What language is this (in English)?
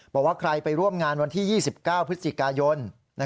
Thai